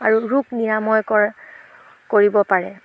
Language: Assamese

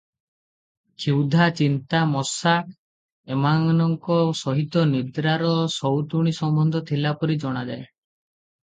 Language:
Odia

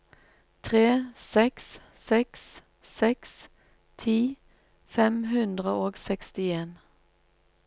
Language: Norwegian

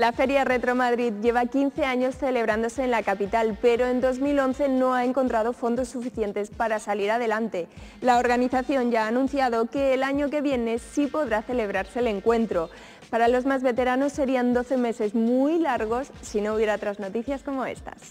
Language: Spanish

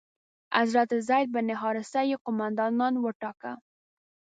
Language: Pashto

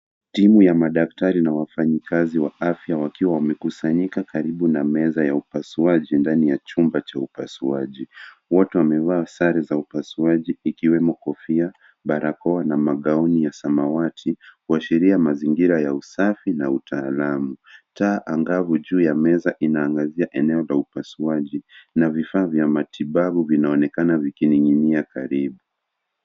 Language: Swahili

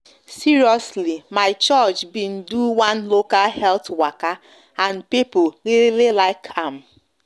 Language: Nigerian Pidgin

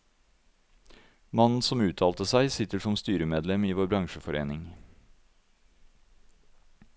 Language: Norwegian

